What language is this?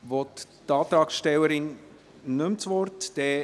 Swiss German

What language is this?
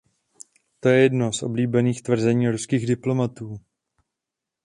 Czech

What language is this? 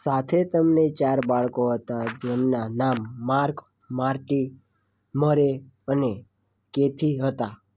Gujarati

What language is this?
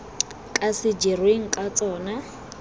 Tswana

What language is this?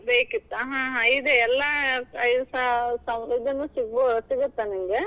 Kannada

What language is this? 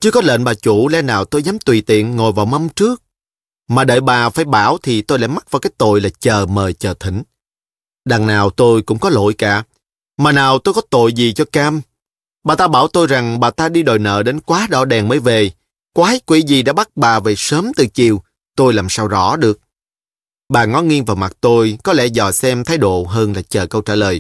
Vietnamese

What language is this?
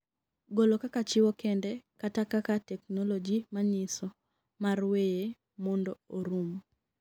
Luo (Kenya and Tanzania)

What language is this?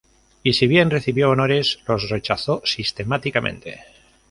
Spanish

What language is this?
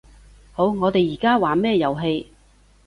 Cantonese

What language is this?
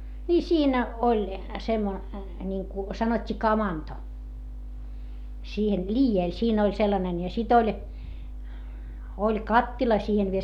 Finnish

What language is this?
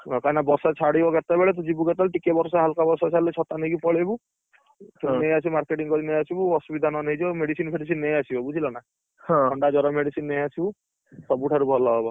Odia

